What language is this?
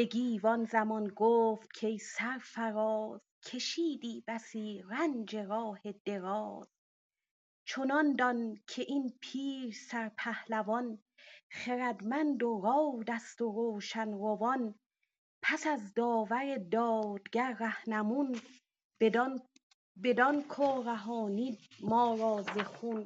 Persian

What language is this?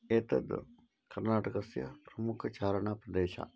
Sanskrit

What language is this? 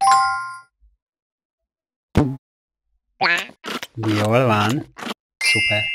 Hungarian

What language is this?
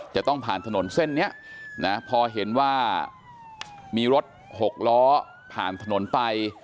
Thai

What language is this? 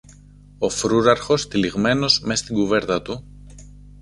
Greek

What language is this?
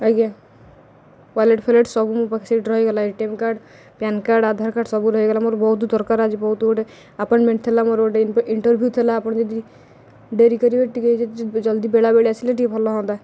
Odia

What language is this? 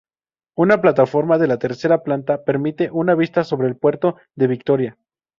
Spanish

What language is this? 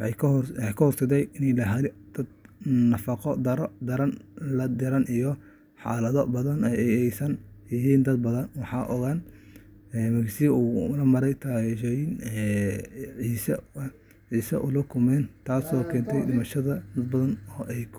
Somali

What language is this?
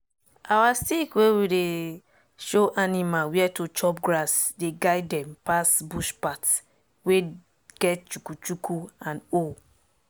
Nigerian Pidgin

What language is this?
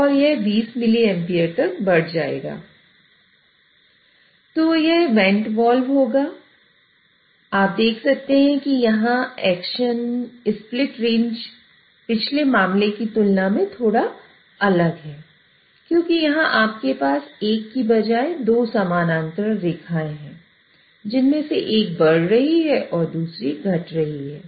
Hindi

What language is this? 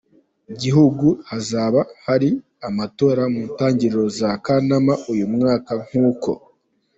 Kinyarwanda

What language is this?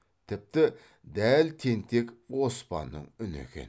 Kazakh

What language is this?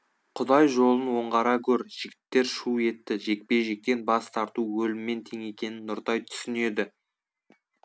Kazakh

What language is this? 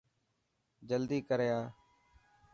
Dhatki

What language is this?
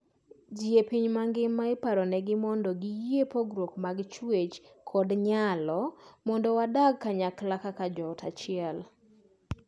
Luo (Kenya and Tanzania)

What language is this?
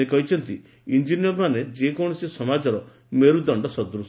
Odia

